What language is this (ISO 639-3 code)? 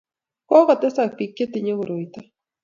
kln